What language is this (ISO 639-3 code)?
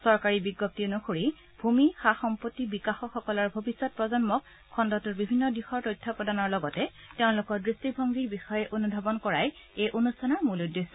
asm